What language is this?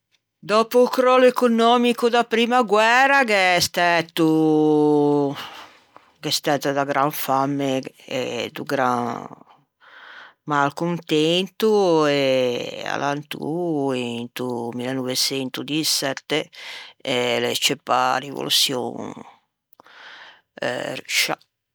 Ligurian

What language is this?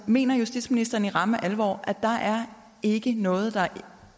Danish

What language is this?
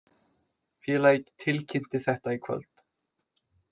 Icelandic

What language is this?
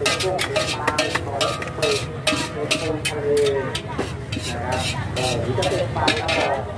Thai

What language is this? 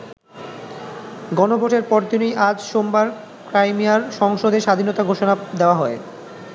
Bangla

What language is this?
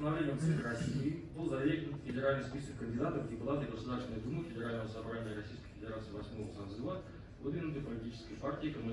Russian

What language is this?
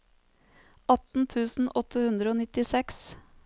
Norwegian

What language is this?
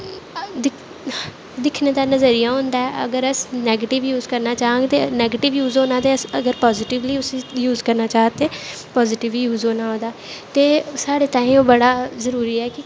Dogri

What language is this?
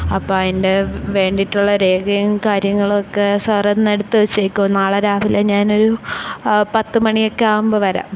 Malayalam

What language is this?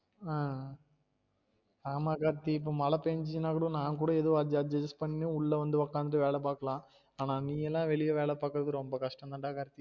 Tamil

